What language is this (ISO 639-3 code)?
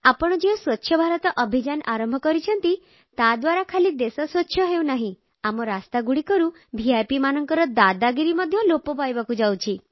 ori